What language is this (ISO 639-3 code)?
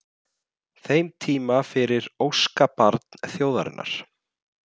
isl